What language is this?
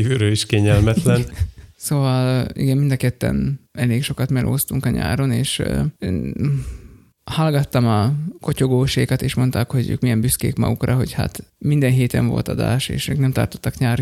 Hungarian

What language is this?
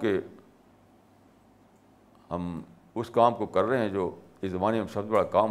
Urdu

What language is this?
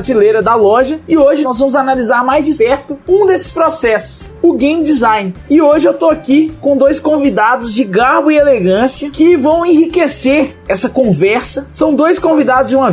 Portuguese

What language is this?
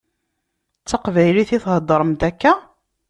Kabyle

